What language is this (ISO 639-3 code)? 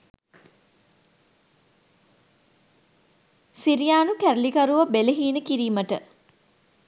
sin